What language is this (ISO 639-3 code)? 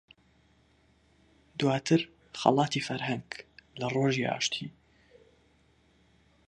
ckb